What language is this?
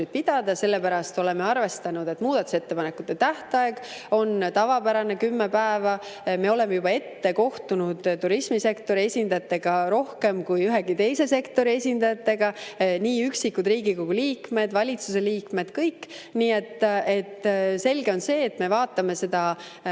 Estonian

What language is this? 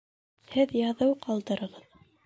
Bashkir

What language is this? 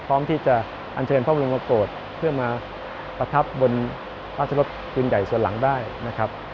Thai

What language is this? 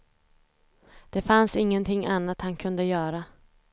Swedish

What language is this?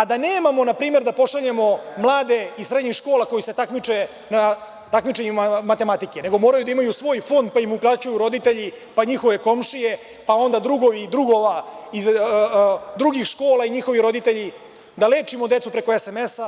Serbian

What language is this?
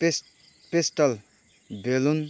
Nepali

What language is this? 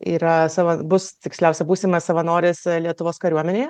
Lithuanian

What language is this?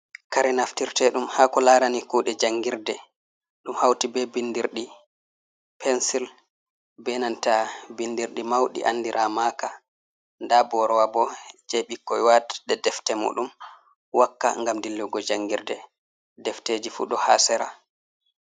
Fula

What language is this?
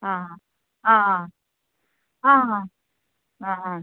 Konkani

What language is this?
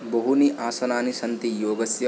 Sanskrit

